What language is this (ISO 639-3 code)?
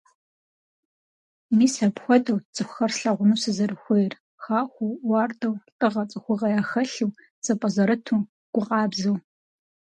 kbd